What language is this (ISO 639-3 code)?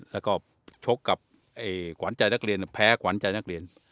tha